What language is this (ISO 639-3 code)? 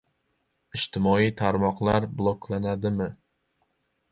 uzb